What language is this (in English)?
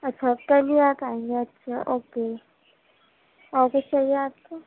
Urdu